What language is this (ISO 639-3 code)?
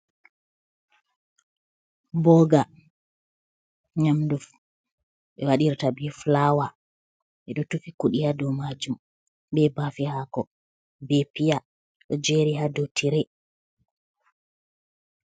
ful